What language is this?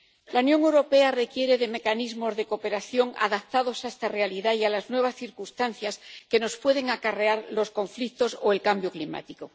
Spanish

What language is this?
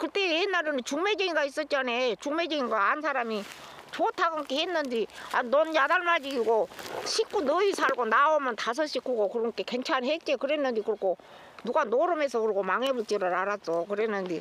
Korean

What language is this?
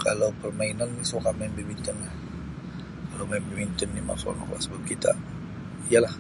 Sabah Malay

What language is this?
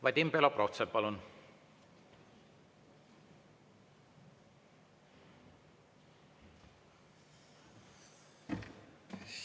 Estonian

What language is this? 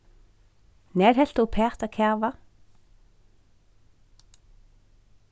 Faroese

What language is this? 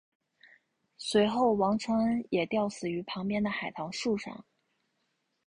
Chinese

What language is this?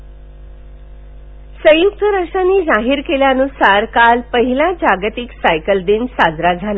Marathi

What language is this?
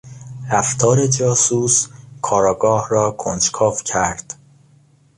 Persian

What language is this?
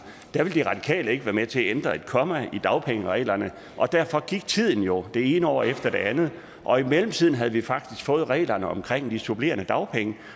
Danish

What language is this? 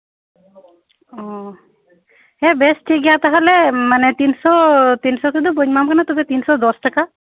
Santali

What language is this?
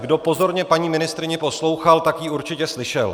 Czech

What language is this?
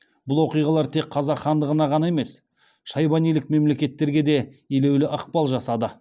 Kazakh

